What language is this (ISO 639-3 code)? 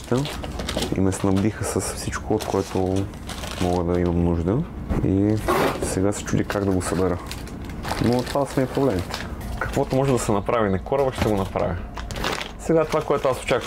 bul